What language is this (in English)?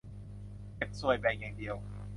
Thai